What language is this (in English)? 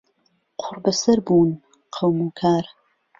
Central Kurdish